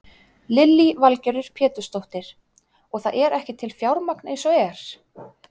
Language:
Icelandic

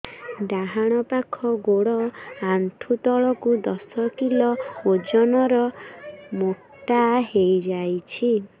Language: Odia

